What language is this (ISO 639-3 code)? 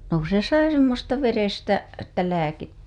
fin